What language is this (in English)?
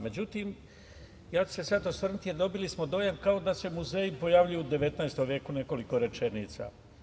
Serbian